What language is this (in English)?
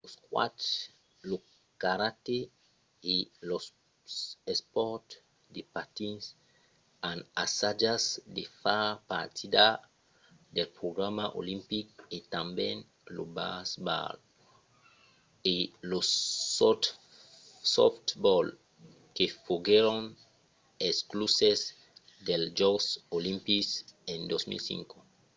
Occitan